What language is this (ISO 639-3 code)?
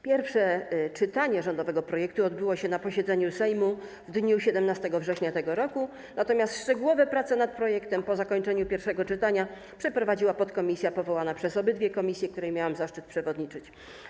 pol